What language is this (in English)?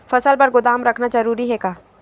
Chhattisgarhi